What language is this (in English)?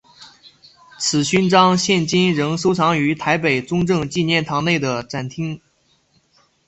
Chinese